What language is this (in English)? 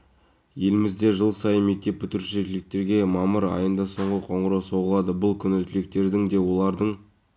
Kazakh